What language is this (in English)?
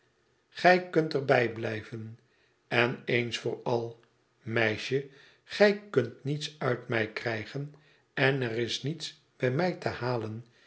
Dutch